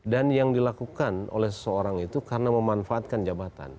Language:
Indonesian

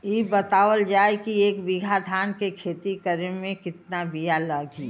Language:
Bhojpuri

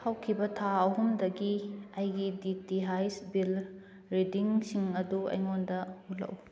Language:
Manipuri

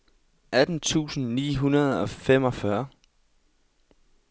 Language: Danish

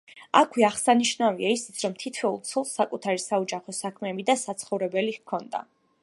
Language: Georgian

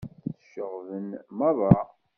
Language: Kabyle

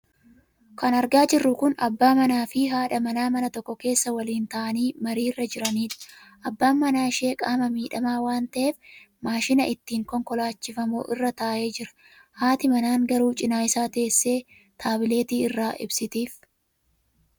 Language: Oromo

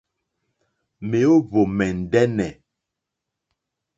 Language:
Mokpwe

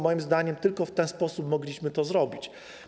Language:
Polish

